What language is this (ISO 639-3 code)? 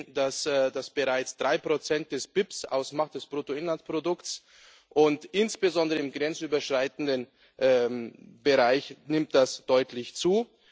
deu